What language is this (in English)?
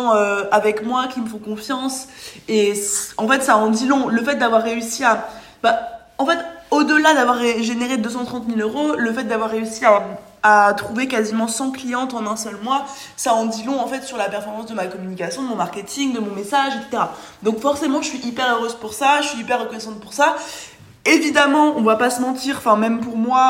French